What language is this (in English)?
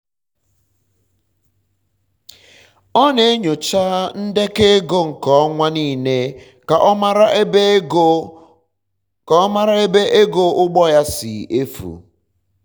Igbo